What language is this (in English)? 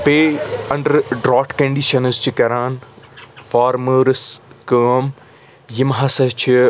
Kashmiri